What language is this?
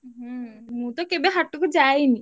Odia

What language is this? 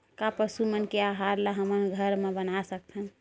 Chhattisgarhi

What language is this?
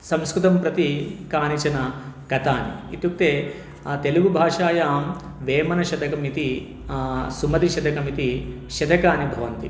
Sanskrit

